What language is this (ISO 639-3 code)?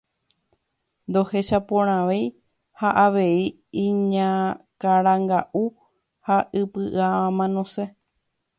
grn